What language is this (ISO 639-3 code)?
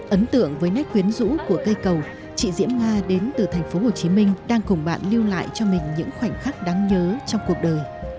vie